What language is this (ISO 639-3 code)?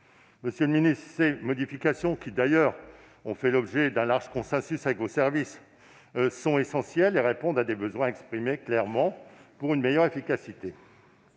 fra